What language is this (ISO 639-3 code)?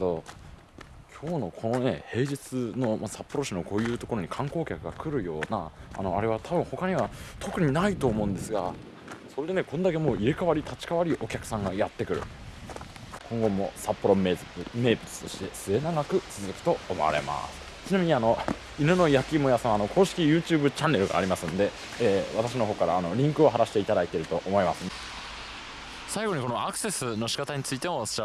jpn